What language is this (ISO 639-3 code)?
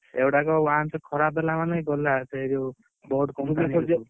ori